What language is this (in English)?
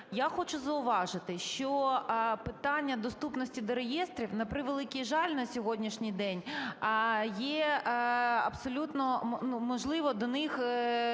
Ukrainian